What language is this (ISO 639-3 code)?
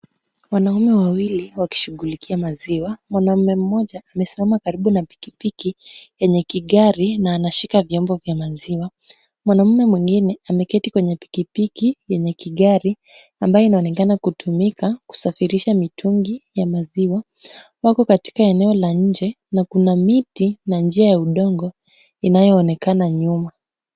swa